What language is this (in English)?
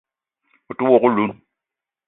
Eton (Cameroon)